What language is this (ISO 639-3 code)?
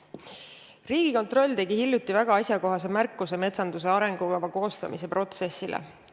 est